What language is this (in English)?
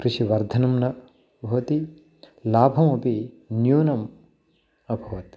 Sanskrit